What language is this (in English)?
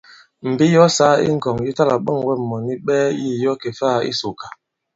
Bankon